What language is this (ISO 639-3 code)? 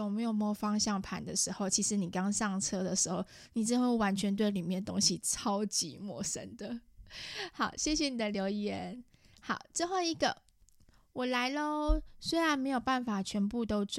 zho